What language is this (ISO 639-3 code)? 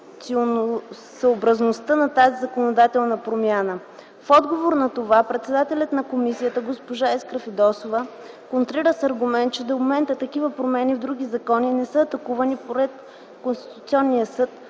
bul